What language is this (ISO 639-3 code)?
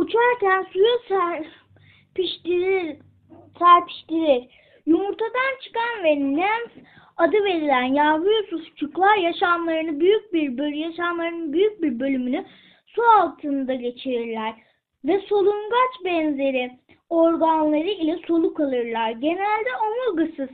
tur